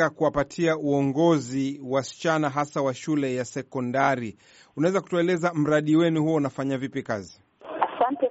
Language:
Swahili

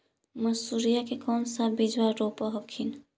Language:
Magahi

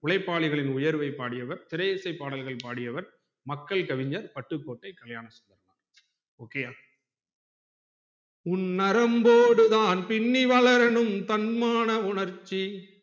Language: Tamil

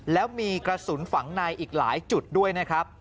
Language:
Thai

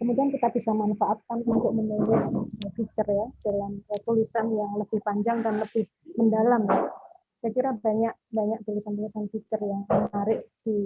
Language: Indonesian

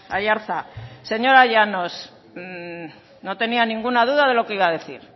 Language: Spanish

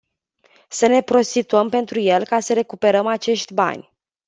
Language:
Romanian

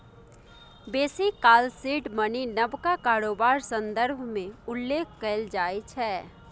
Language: Maithili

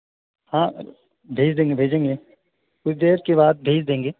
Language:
Urdu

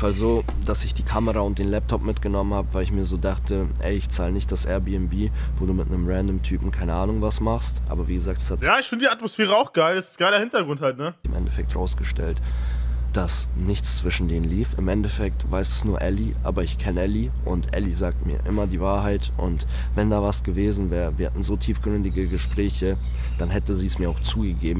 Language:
German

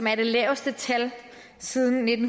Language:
Danish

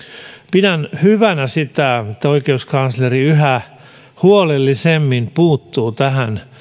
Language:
Finnish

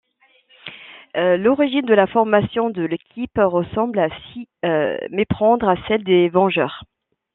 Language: French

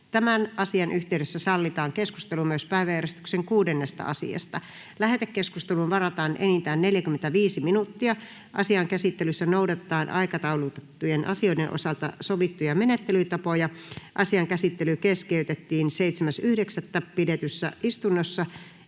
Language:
Finnish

